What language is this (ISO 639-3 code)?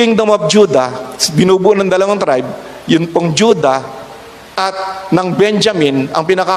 fil